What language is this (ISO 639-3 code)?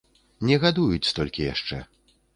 bel